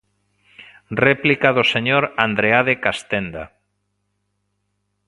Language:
Galician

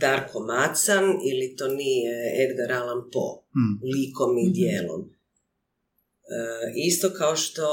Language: Croatian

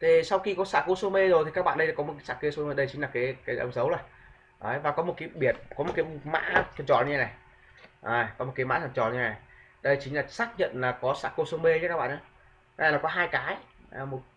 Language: Vietnamese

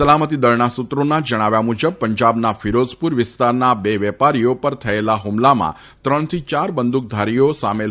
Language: Gujarati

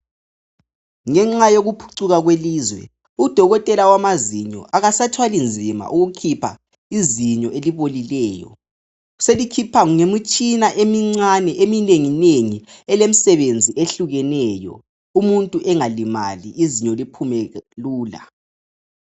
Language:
North Ndebele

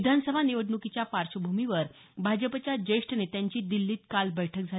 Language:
Marathi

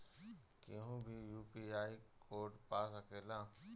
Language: Bhojpuri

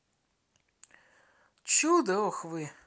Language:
Russian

